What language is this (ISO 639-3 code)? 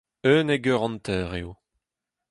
bre